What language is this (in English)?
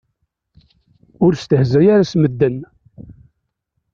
Kabyle